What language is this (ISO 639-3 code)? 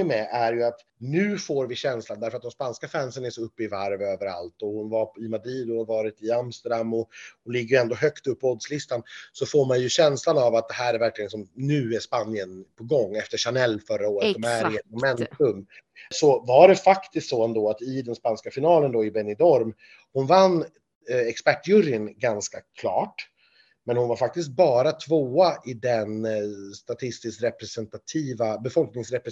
swe